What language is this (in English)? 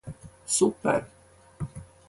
Latvian